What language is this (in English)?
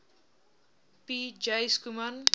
Afrikaans